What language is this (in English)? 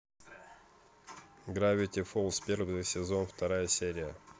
Russian